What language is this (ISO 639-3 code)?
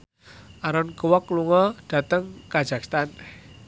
jav